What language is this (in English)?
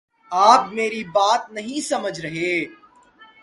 Urdu